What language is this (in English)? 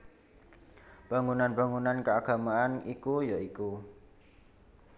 Javanese